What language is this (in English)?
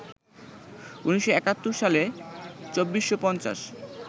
Bangla